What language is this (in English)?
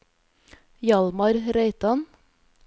Norwegian